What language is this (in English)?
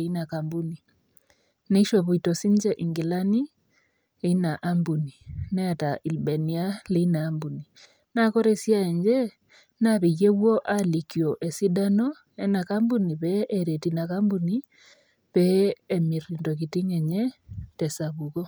Masai